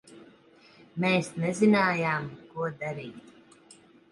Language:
Latvian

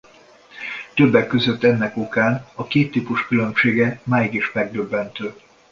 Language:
Hungarian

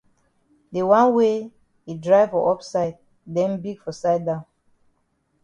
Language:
Cameroon Pidgin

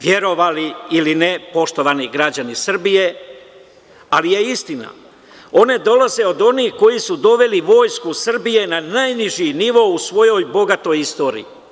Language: Serbian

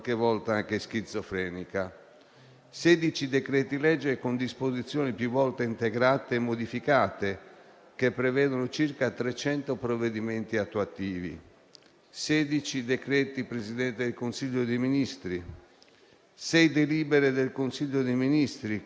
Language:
Italian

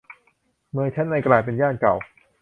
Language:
Thai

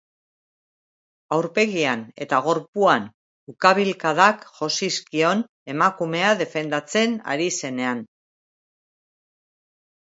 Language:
Basque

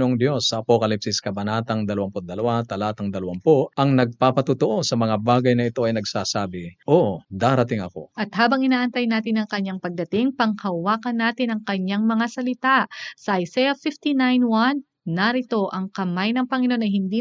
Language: Filipino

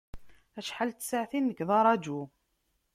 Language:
Kabyle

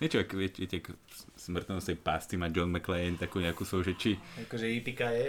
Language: Slovak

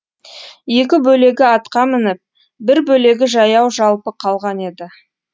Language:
Kazakh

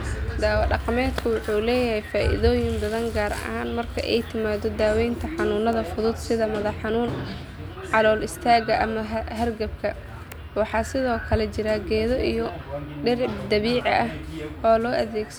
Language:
Somali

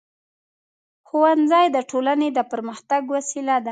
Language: Pashto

